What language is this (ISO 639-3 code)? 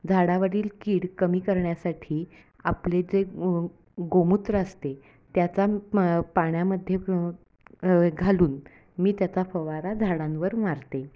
mar